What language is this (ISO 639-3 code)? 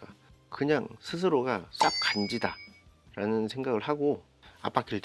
kor